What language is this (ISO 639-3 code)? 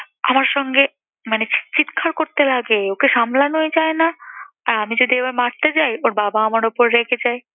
ben